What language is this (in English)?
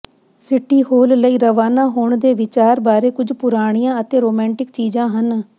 Punjabi